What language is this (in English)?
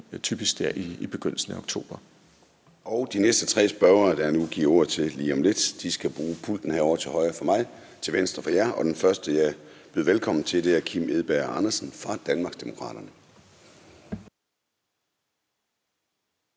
Danish